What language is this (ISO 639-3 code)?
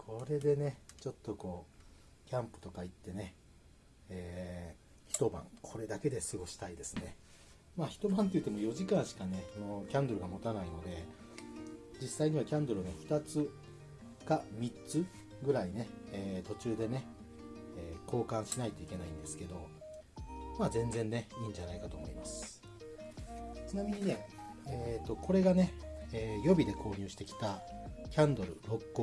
jpn